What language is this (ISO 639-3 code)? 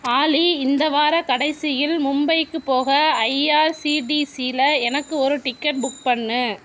tam